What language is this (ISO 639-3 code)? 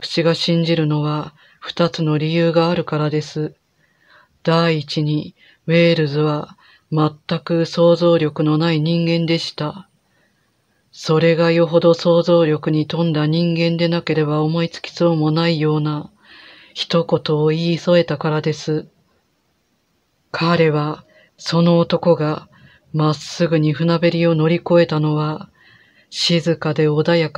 jpn